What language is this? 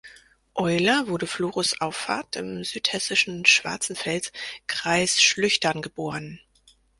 German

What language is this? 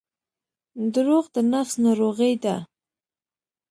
Pashto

